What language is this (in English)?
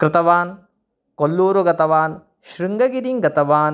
Sanskrit